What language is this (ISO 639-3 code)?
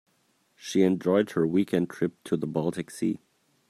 eng